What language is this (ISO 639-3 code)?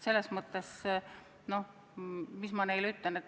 est